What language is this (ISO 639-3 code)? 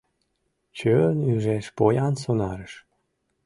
chm